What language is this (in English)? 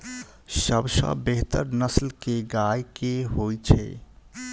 Maithili